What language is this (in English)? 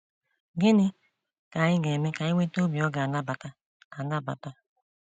Igbo